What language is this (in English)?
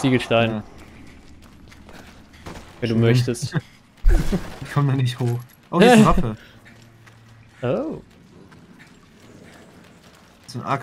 German